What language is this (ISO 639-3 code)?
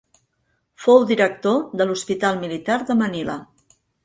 cat